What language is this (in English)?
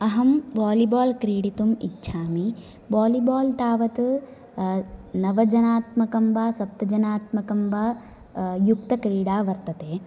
Sanskrit